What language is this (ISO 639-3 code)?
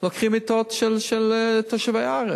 heb